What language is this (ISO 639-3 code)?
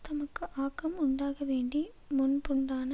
tam